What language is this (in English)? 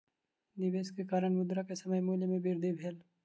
Maithili